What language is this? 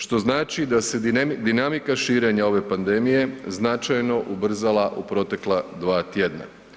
Croatian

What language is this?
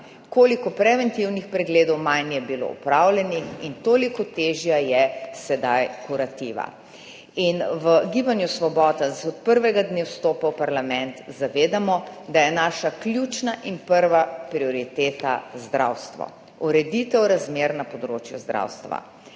Slovenian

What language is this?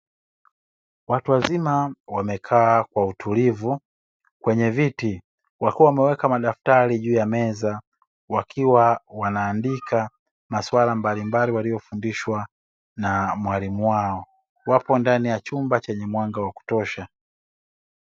Swahili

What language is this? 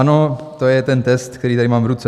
Czech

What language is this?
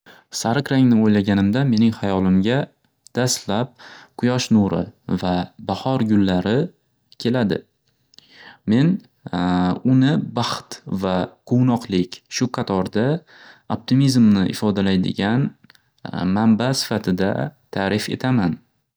Uzbek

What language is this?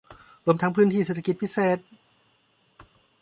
Thai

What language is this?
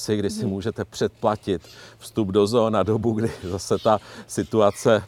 Czech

